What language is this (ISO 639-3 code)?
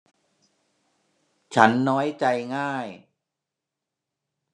tha